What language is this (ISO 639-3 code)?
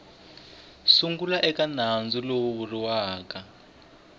tso